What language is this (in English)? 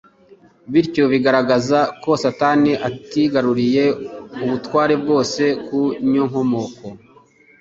Kinyarwanda